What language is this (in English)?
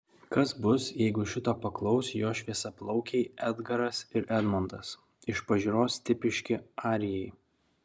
Lithuanian